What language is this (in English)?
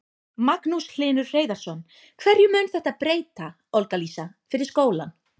Icelandic